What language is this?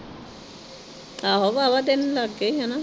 Punjabi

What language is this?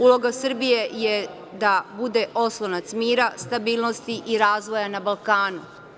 Serbian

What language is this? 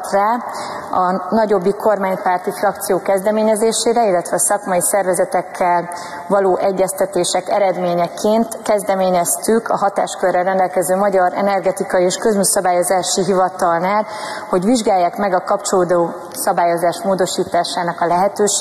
Hungarian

